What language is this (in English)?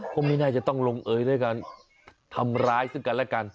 Thai